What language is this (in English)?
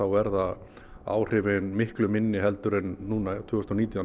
Icelandic